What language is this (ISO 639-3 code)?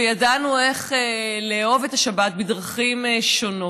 heb